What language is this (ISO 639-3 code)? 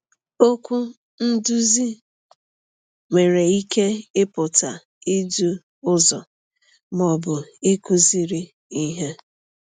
ibo